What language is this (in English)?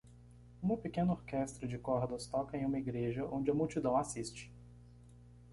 Portuguese